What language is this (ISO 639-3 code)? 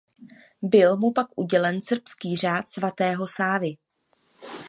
ces